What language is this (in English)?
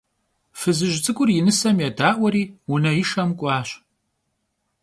Kabardian